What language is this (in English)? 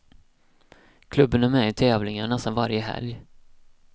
Swedish